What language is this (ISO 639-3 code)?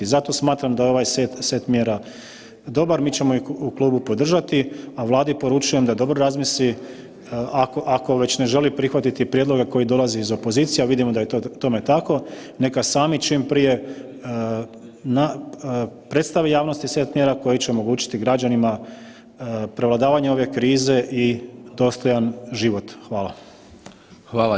hrv